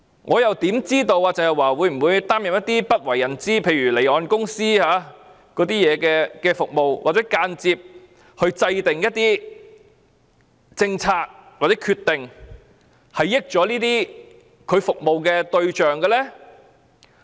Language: Cantonese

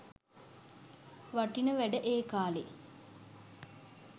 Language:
Sinhala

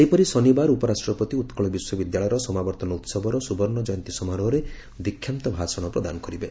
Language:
Odia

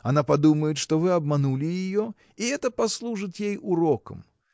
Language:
Russian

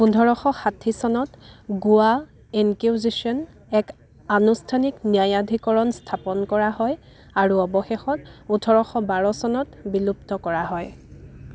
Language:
Assamese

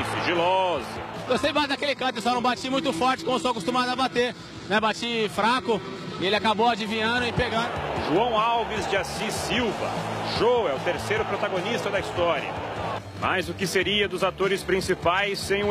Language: Portuguese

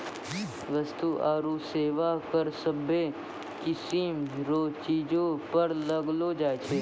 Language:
Maithili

